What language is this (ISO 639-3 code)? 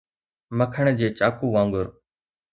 snd